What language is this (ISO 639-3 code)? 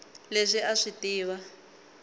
tso